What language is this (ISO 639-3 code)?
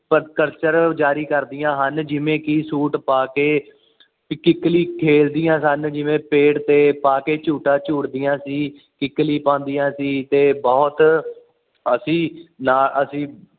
pan